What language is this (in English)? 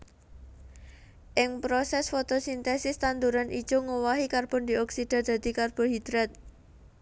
Javanese